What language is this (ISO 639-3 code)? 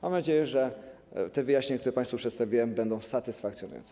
pol